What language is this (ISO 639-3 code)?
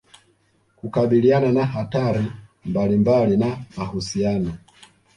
swa